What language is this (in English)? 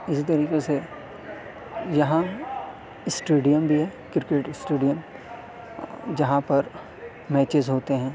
Urdu